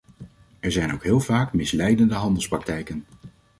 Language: Dutch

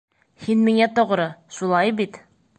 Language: Bashkir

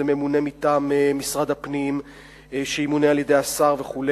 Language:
Hebrew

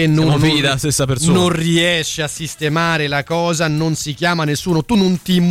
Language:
Italian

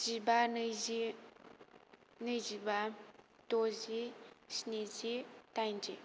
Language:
Bodo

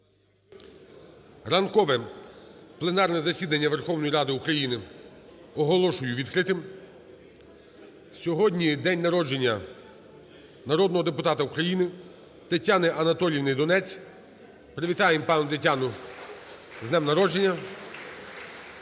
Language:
Ukrainian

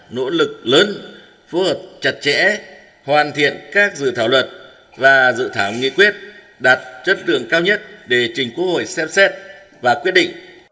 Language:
Vietnamese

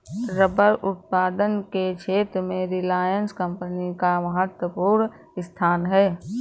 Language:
Hindi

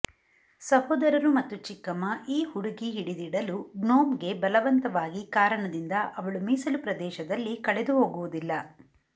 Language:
Kannada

